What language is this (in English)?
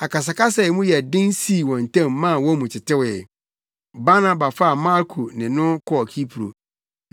Akan